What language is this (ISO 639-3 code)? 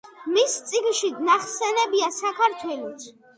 kat